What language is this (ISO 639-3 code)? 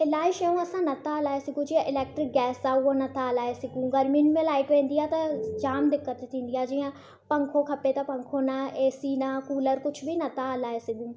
snd